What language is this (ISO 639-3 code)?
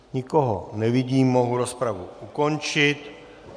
ces